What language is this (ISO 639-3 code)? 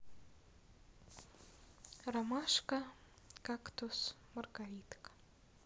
rus